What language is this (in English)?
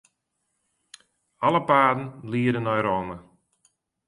Western Frisian